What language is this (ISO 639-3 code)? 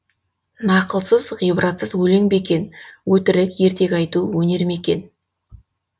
kaz